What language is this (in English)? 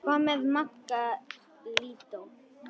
Icelandic